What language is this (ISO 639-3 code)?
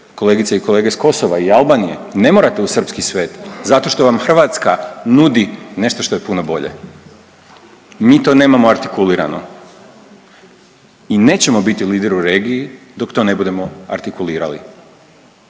hrv